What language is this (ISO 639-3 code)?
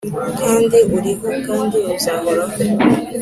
kin